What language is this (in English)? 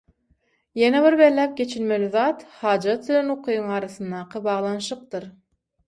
Turkmen